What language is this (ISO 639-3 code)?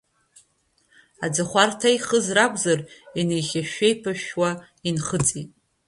abk